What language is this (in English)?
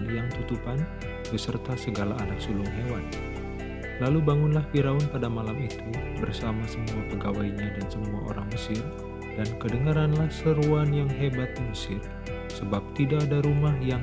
Indonesian